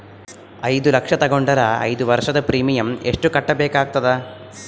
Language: Kannada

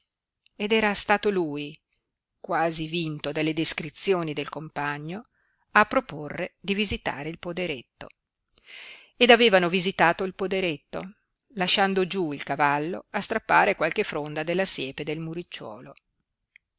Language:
Italian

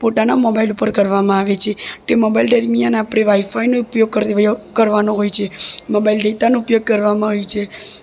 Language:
Gujarati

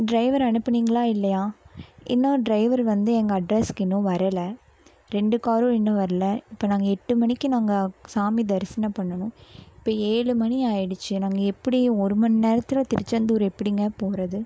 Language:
Tamil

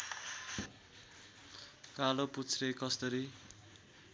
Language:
Nepali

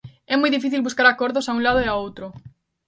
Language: Galician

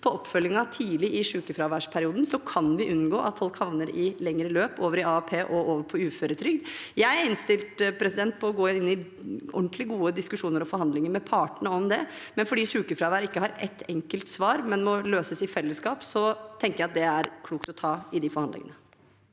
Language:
Norwegian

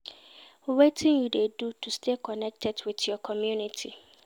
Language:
Nigerian Pidgin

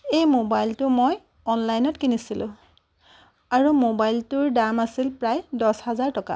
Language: Assamese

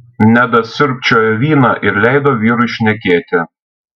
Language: Lithuanian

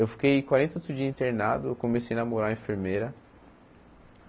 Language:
Portuguese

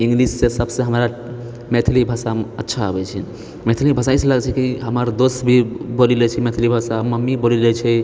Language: Maithili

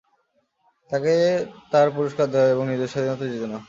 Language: Bangla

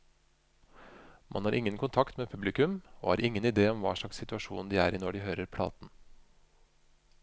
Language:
Norwegian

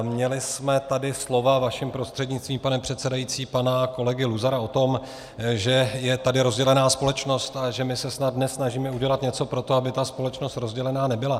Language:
Czech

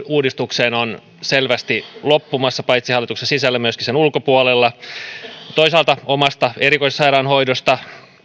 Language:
Finnish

